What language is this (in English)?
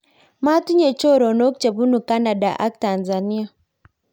Kalenjin